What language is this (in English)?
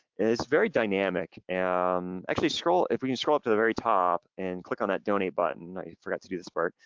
English